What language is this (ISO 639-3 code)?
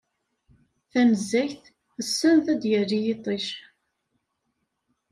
kab